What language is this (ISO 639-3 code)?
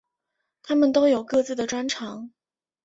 zho